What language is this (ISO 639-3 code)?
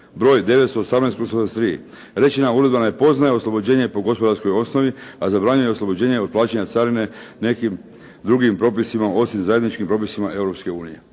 hrv